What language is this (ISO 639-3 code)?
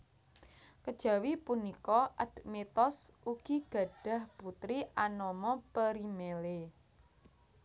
jav